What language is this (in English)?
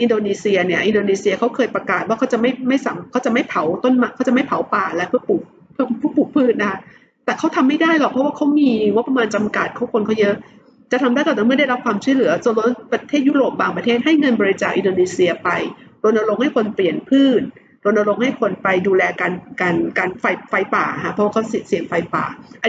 Thai